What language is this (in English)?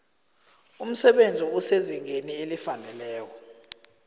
South Ndebele